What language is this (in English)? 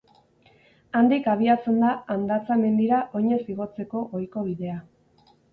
Basque